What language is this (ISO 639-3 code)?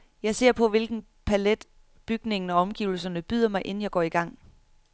dan